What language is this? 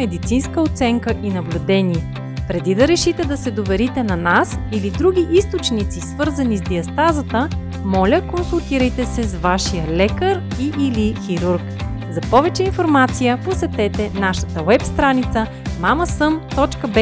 Bulgarian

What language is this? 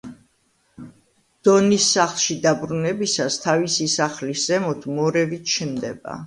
Georgian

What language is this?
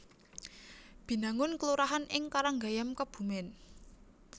Javanese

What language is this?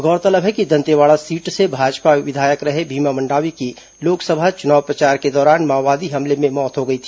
Hindi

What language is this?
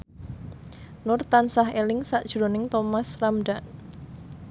Javanese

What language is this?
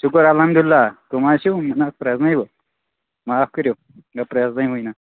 Kashmiri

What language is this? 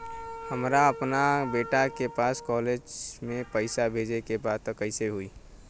Bhojpuri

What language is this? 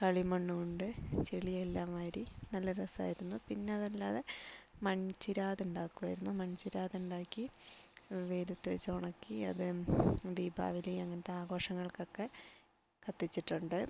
Malayalam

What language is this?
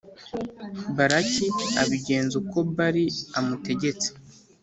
Kinyarwanda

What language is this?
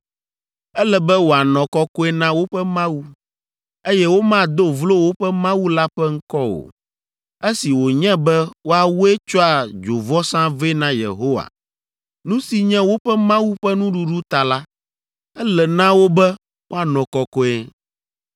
Ewe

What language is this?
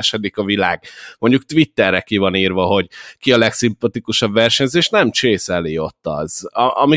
Hungarian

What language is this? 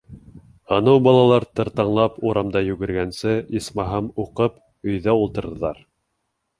Bashkir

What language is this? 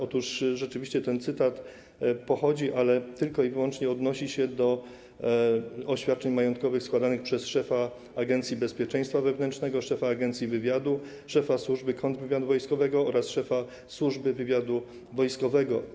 Polish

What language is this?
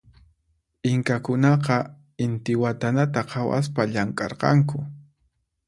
Puno Quechua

